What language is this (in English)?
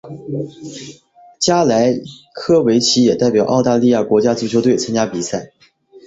Chinese